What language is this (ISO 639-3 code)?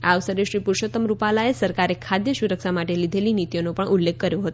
guj